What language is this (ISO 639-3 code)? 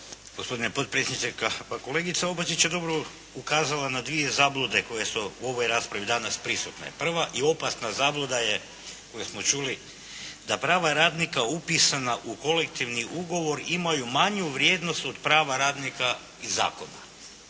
hrv